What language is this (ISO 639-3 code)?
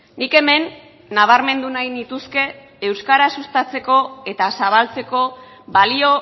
eus